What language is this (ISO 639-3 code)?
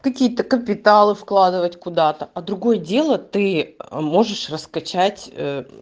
rus